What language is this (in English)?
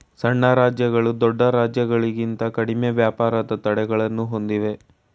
Kannada